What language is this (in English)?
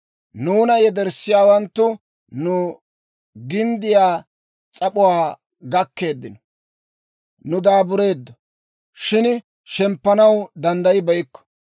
Dawro